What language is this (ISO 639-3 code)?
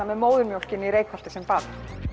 isl